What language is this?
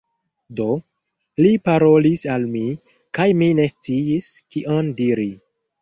Esperanto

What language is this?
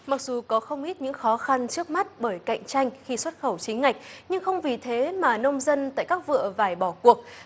Vietnamese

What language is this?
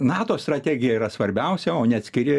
Lithuanian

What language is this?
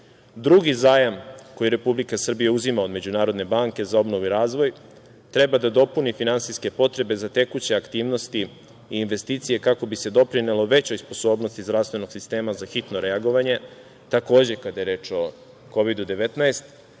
Serbian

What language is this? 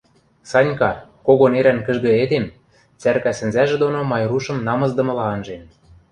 Western Mari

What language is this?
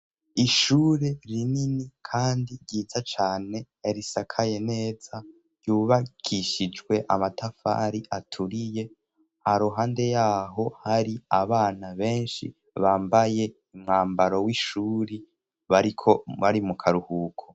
Rundi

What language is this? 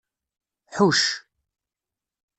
Kabyle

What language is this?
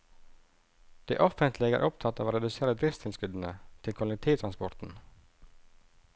Norwegian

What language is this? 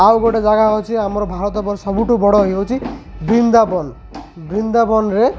Odia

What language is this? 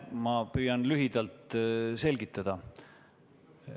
Estonian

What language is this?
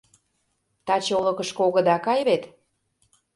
Mari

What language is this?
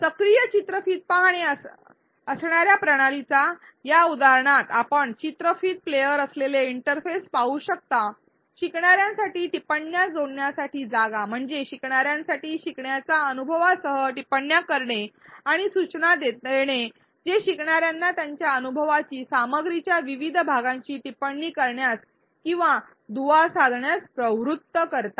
Marathi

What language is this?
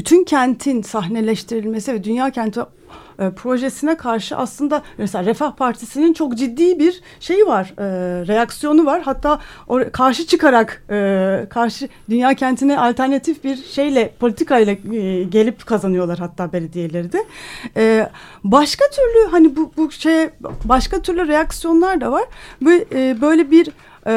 Turkish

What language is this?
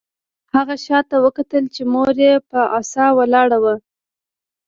Pashto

